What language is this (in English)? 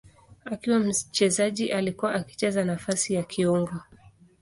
Swahili